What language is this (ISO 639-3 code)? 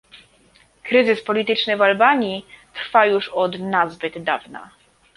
pol